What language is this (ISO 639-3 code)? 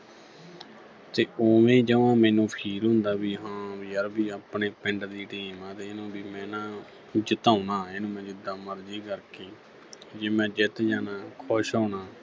pan